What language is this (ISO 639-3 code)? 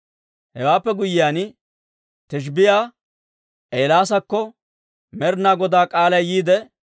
dwr